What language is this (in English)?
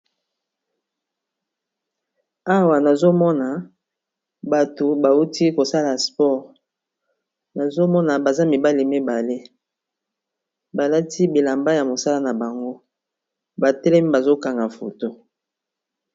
Lingala